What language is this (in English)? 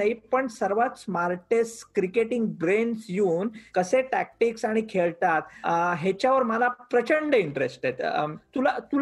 Marathi